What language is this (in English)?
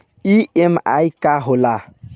Bhojpuri